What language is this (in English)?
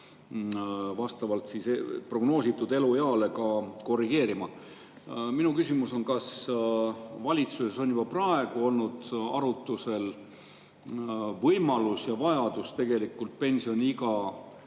Estonian